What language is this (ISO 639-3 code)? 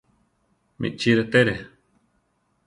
tar